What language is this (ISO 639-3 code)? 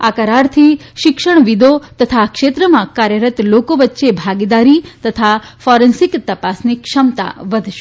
guj